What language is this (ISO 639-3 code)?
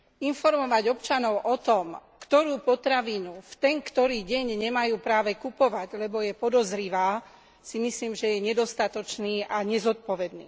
slk